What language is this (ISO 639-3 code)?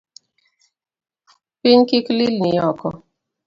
luo